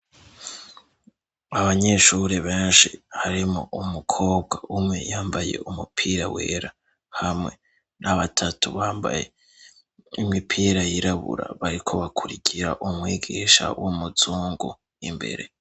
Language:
Rundi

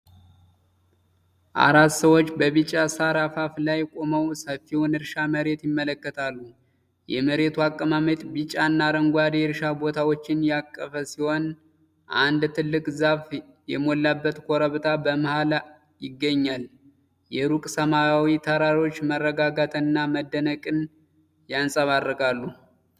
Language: Amharic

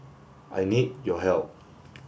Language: English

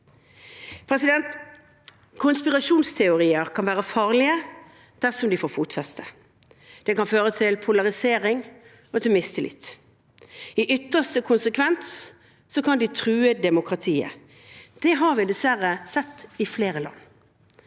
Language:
Norwegian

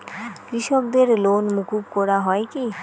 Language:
Bangla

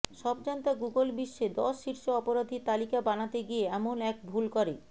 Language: Bangla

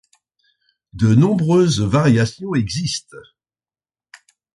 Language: French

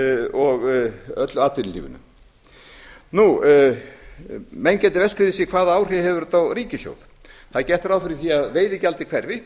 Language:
Icelandic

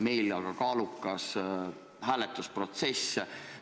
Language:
Estonian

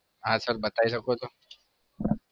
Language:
Gujarati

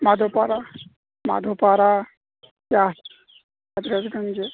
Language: Urdu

